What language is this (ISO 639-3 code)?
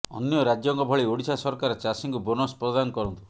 ori